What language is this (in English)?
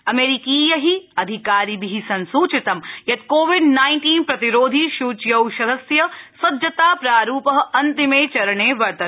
Sanskrit